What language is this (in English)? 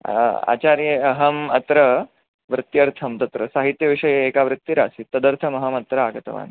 Sanskrit